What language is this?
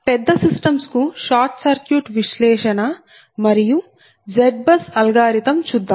Telugu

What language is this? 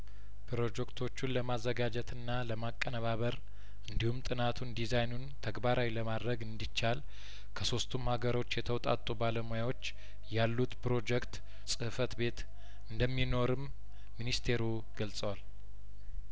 Amharic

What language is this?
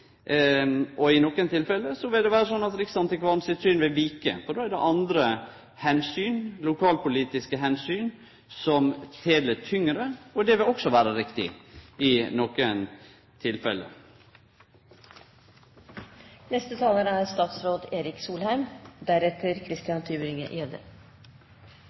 Norwegian Nynorsk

